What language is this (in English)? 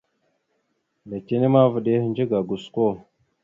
Mada (Cameroon)